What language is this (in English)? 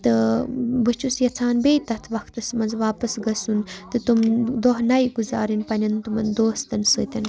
Kashmiri